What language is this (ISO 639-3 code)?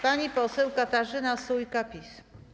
pol